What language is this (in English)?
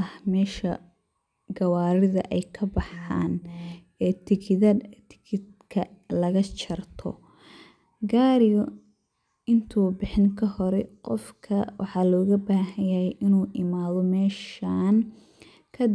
Somali